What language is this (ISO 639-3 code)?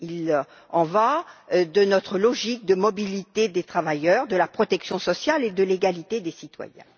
fra